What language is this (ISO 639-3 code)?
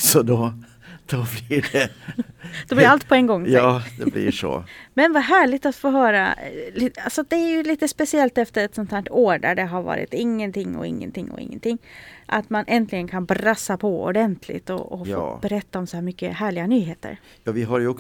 swe